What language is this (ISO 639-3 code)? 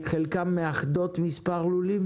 heb